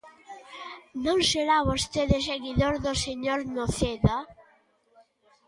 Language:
Galician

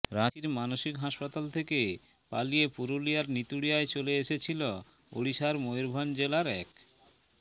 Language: Bangla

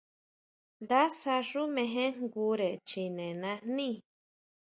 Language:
Huautla Mazatec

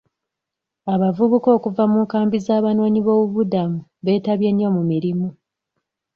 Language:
Ganda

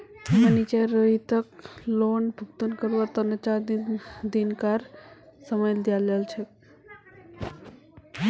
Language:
Magahi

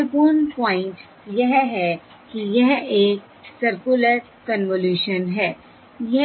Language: Hindi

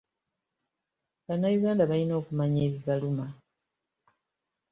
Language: Ganda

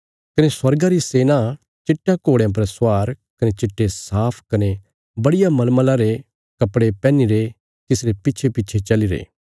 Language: Bilaspuri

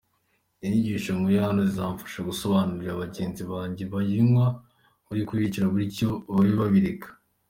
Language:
Kinyarwanda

